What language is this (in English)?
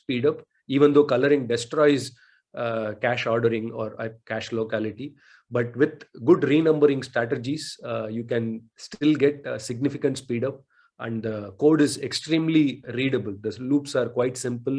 English